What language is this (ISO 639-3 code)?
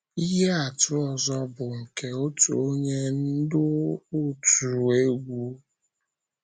ibo